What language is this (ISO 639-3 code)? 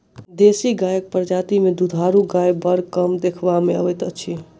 mai